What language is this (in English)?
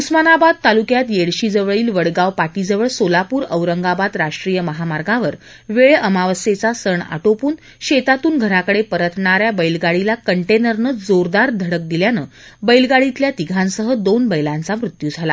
Marathi